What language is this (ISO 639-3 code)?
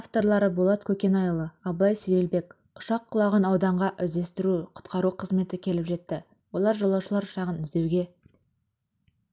kaz